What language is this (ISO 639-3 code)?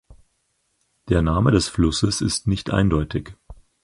deu